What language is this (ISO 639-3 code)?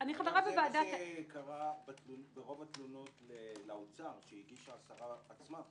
heb